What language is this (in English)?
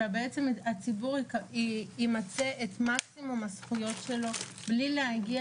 Hebrew